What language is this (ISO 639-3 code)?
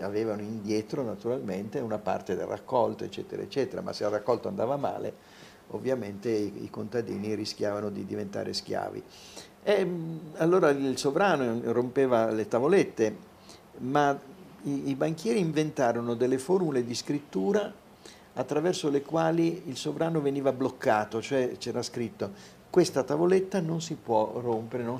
ita